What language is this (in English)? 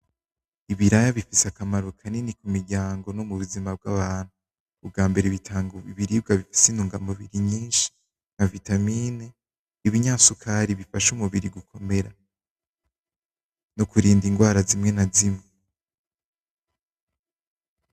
Rundi